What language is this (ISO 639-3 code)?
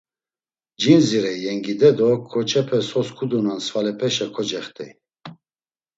lzz